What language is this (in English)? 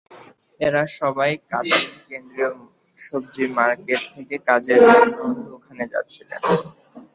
Bangla